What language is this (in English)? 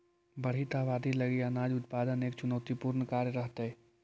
Magahi